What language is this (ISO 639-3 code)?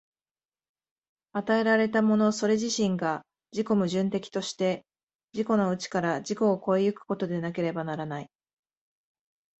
jpn